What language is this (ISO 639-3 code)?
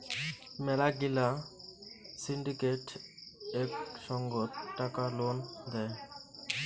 ben